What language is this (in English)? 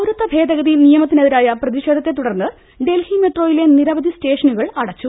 Malayalam